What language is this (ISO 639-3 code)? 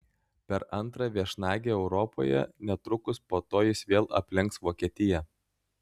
lit